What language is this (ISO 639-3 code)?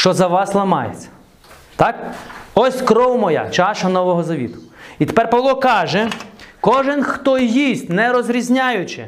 ukr